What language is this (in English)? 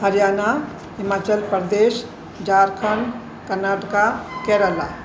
Sindhi